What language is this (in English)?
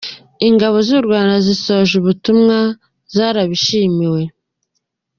Kinyarwanda